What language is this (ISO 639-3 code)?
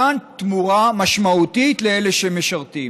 heb